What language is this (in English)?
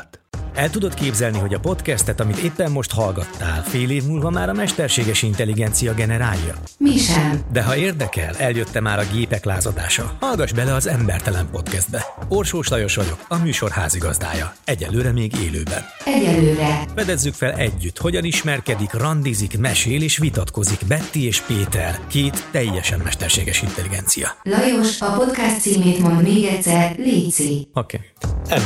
Hungarian